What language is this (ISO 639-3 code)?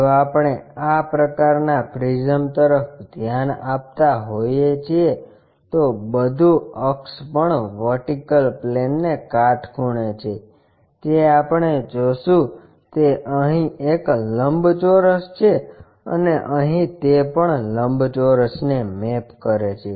guj